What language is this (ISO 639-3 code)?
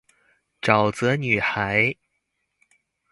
zho